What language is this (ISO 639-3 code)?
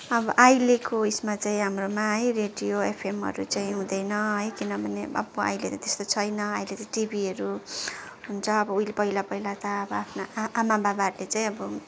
nep